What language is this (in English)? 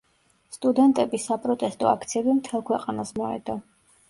Georgian